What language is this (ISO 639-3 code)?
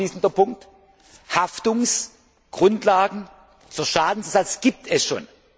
deu